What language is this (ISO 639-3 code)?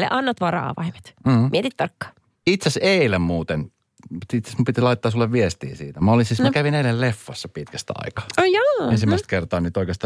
fin